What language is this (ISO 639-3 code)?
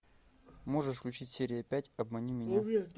rus